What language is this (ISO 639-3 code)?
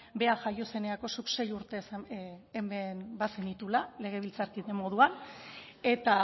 eus